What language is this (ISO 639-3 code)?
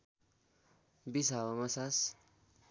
nep